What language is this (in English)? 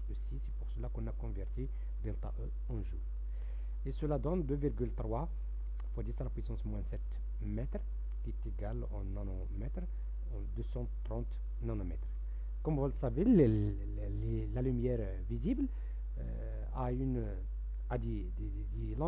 French